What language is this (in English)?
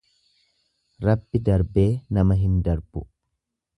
Oromo